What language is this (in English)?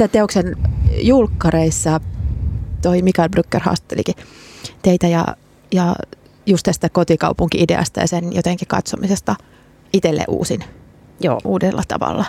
Finnish